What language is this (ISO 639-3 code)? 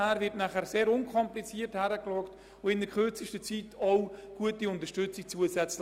gsw